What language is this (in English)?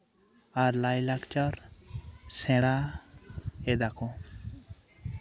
Santali